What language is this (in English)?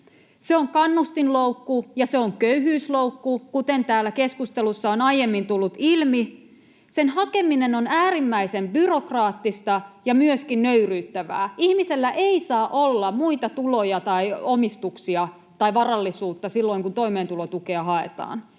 Finnish